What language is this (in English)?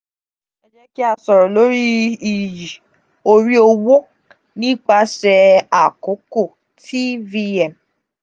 Yoruba